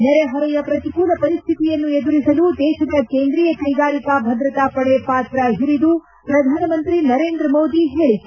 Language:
Kannada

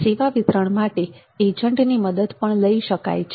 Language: Gujarati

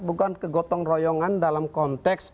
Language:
Indonesian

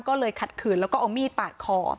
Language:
Thai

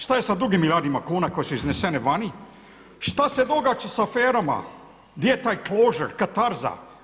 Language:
Croatian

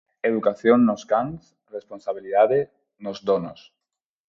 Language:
Galician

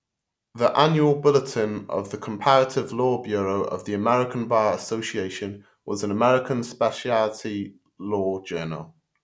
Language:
English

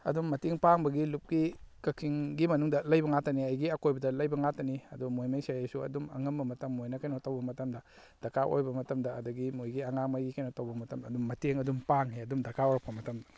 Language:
Manipuri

